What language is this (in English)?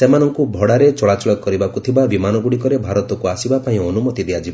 Odia